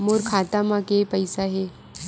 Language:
Chhattisgarhi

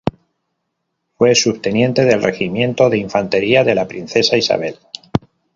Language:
Spanish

